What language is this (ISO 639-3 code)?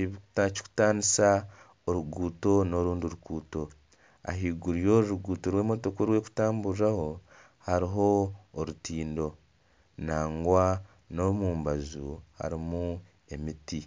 nyn